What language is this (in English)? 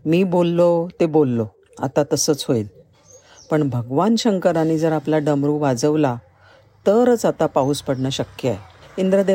Marathi